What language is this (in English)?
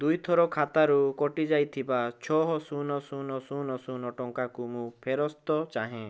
Odia